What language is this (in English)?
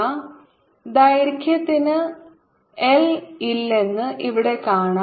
Malayalam